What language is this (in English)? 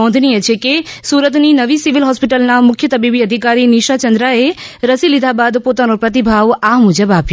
Gujarati